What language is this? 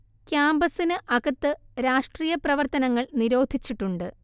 Malayalam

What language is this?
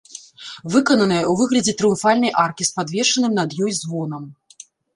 Belarusian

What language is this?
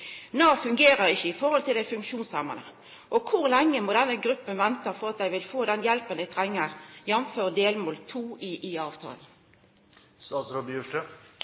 Norwegian Nynorsk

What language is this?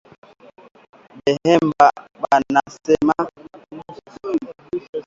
Swahili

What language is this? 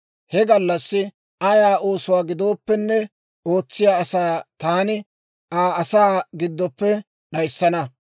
Dawro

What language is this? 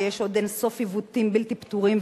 Hebrew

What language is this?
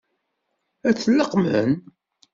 Kabyle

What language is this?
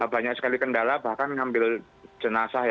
Indonesian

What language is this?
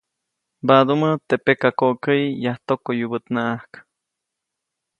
Copainalá Zoque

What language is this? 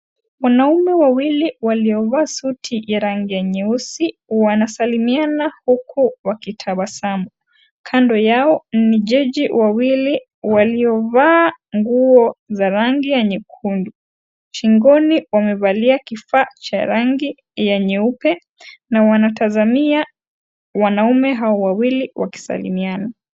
Swahili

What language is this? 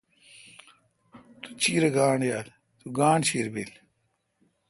Kalkoti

